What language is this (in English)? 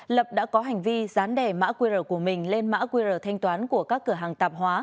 Vietnamese